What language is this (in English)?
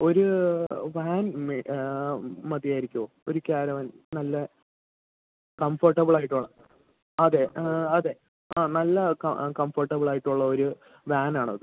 Malayalam